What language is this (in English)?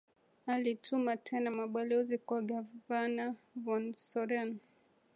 Swahili